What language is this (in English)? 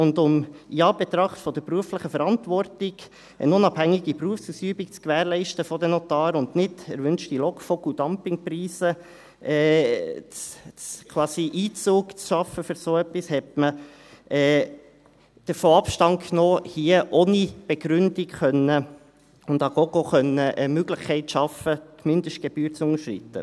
Swiss German